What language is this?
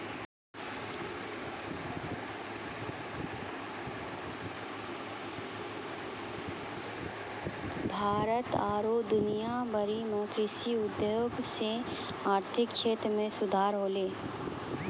Maithili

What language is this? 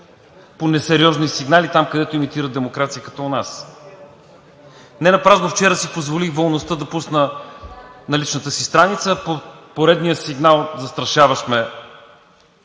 Bulgarian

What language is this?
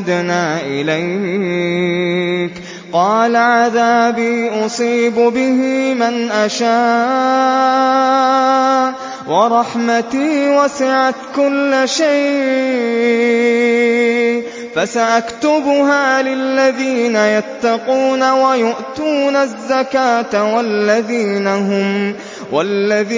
Arabic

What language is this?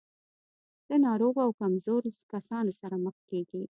Pashto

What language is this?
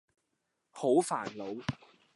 Cantonese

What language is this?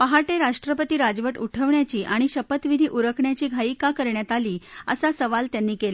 Marathi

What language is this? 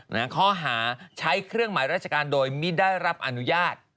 Thai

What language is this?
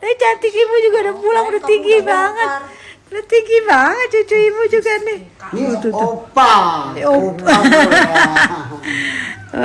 Indonesian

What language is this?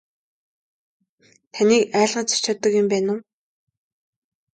Mongolian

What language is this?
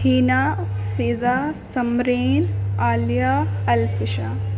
Urdu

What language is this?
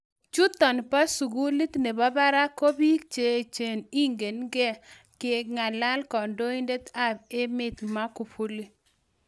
Kalenjin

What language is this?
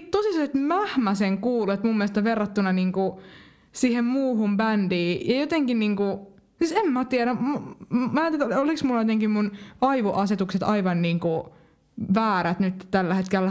Finnish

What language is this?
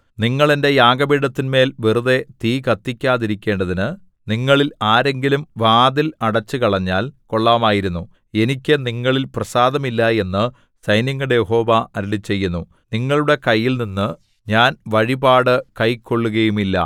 Malayalam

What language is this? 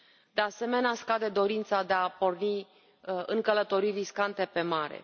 Romanian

